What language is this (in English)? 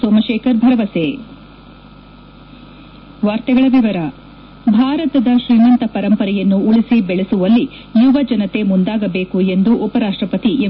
Kannada